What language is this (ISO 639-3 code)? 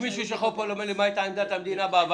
heb